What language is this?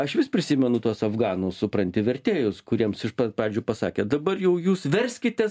Lithuanian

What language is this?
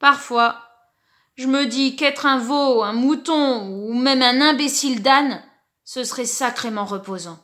French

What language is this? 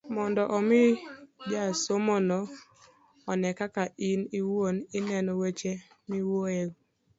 Luo (Kenya and Tanzania)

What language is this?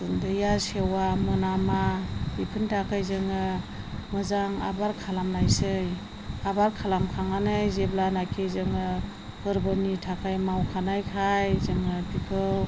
Bodo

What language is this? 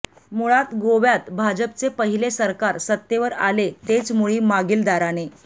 Marathi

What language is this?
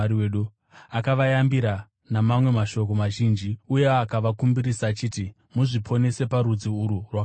Shona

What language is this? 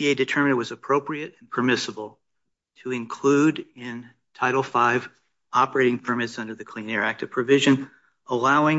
English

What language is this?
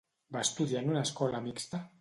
Catalan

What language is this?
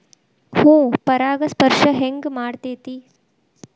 Kannada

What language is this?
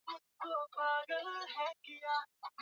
Swahili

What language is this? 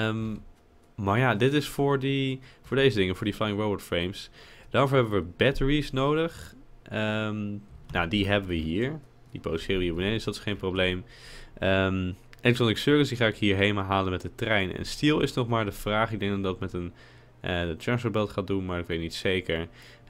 Dutch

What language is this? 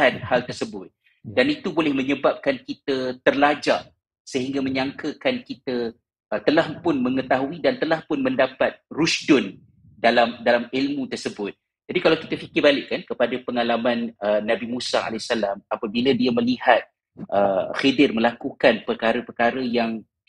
Malay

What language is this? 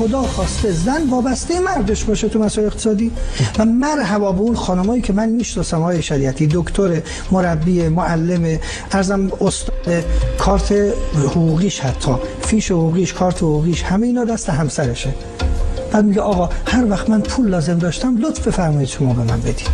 Persian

